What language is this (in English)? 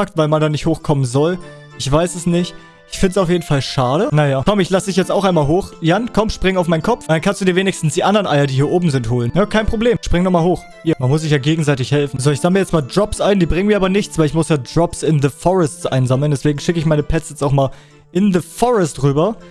German